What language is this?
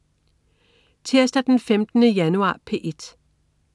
Danish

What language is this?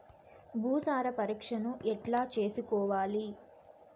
Telugu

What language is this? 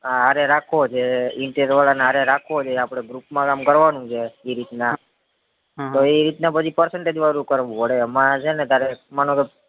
Gujarati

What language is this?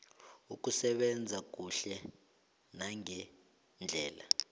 South Ndebele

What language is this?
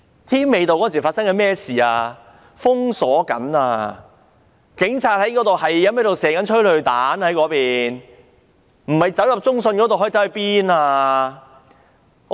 Cantonese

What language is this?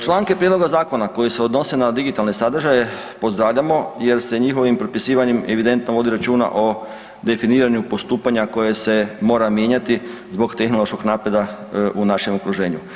Croatian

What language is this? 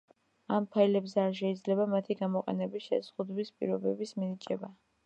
Georgian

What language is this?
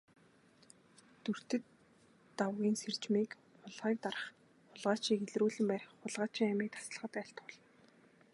Mongolian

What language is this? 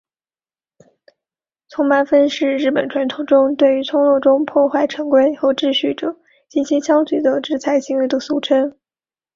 Chinese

